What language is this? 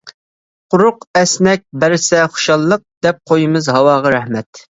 Uyghur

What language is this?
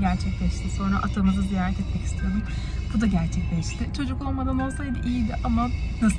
Turkish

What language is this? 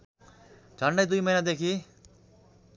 Nepali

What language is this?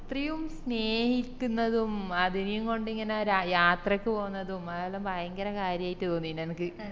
Malayalam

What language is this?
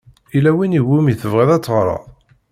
Kabyle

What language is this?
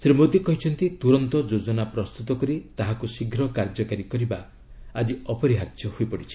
Odia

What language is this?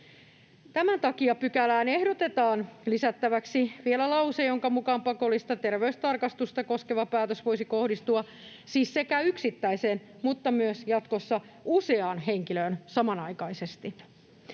Finnish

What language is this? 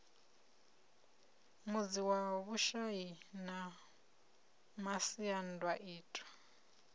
Venda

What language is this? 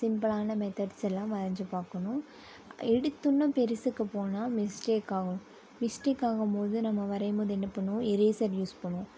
Tamil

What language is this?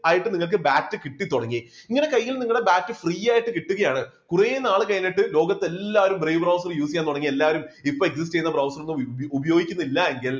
Malayalam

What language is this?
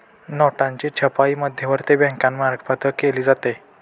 Marathi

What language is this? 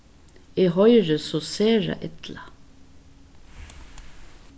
Faroese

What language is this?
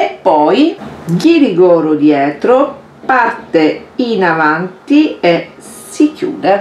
Italian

